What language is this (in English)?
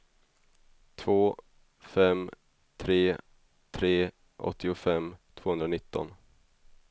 Swedish